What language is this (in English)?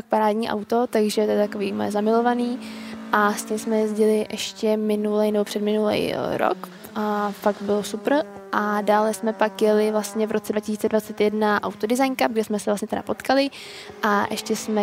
Czech